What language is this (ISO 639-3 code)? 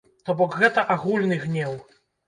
bel